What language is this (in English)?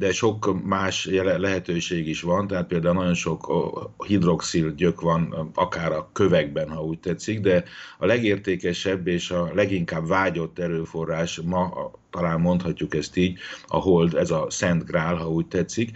Hungarian